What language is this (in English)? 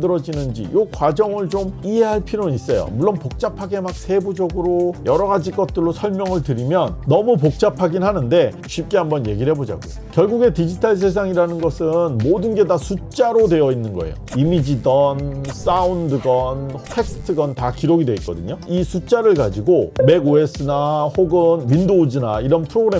Korean